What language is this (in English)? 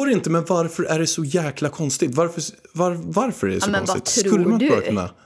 Swedish